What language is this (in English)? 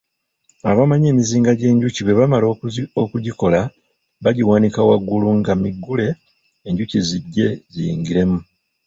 Ganda